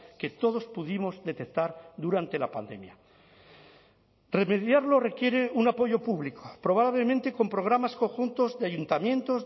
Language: Spanish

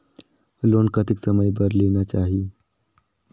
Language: Chhattisgarhi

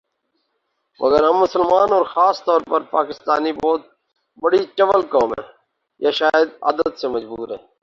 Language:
Urdu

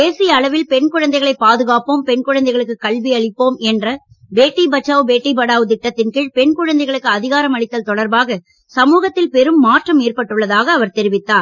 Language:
Tamil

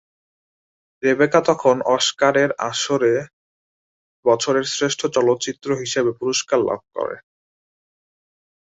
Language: Bangla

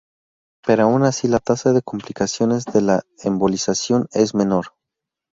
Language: Spanish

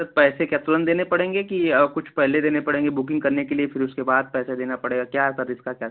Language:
Hindi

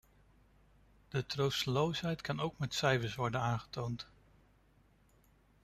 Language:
Dutch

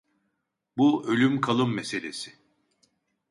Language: Turkish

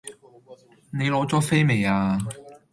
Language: Cantonese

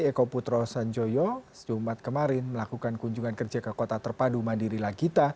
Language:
Indonesian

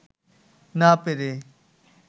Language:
Bangla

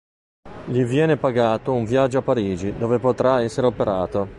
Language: Italian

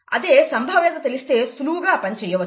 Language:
Telugu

